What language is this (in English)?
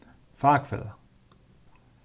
Faroese